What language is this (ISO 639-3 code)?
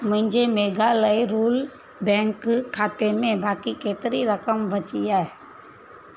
snd